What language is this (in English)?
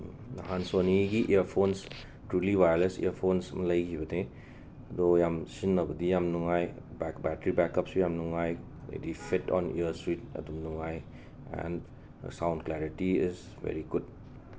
Manipuri